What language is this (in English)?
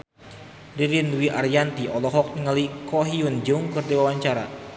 Sundanese